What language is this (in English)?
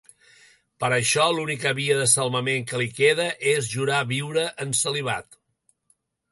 Catalan